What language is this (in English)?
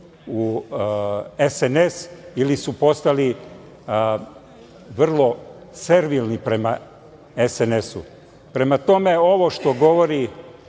Serbian